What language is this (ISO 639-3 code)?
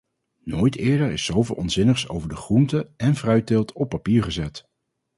nld